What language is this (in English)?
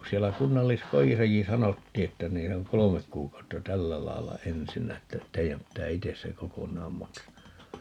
Finnish